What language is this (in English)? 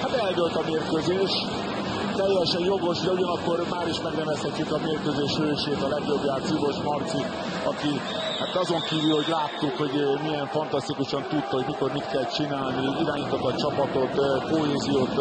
Hungarian